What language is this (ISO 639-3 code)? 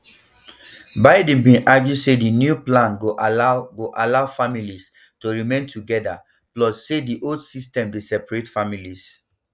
pcm